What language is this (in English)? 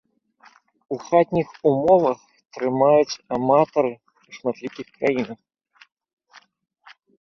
Belarusian